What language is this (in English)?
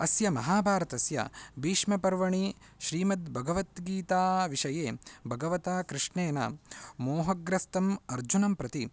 Sanskrit